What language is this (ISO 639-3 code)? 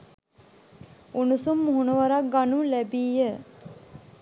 sin